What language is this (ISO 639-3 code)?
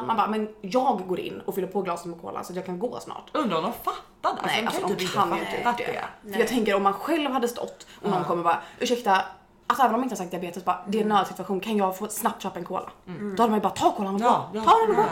swe